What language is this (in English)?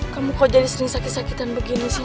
Indonesian